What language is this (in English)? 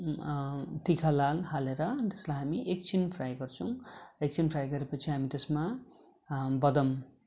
Nepali